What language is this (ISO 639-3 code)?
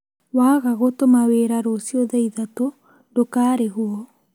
kik